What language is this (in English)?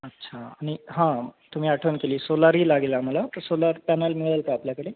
Marathi